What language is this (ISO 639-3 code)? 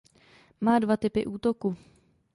ces